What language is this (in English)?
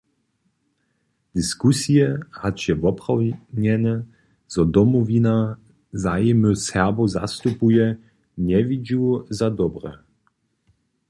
Upper Sorbian